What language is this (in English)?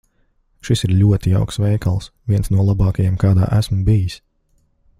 Latvian